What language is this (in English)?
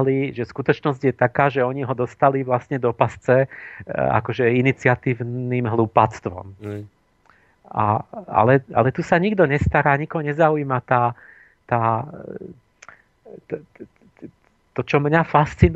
Slovak